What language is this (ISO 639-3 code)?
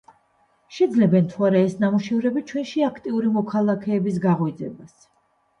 kat